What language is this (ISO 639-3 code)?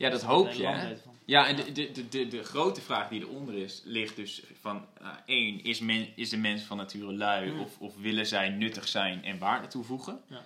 nld